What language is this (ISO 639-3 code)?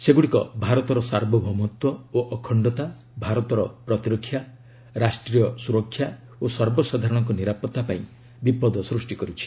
ori